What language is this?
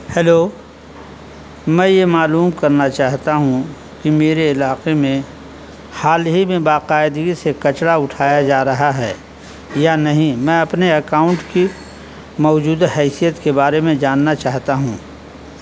Urdu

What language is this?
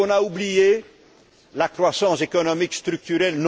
French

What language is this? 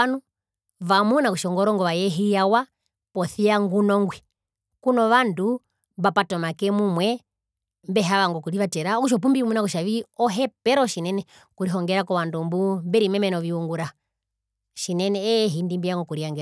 Herero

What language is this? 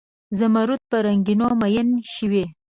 Pashto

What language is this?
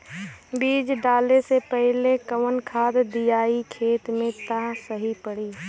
Bhojpuri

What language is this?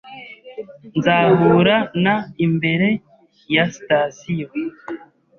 Kinyarwanda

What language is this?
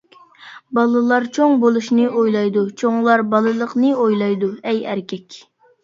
Uyghur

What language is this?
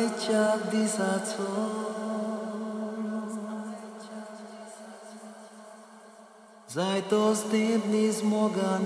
German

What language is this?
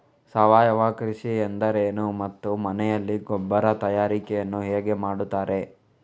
Kannada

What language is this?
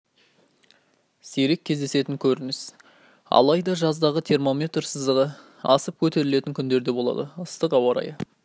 Kazakh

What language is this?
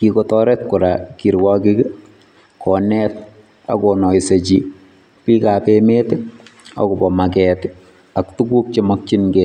Kalenjin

